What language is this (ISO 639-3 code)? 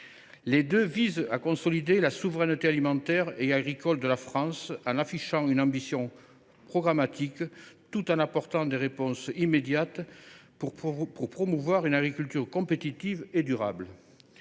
fra